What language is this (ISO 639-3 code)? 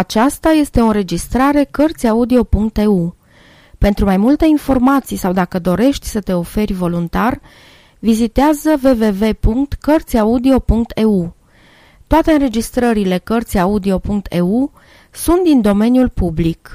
ron